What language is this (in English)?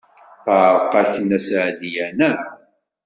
Kabyle